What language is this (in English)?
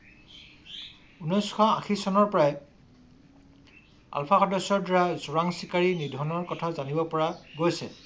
Assamese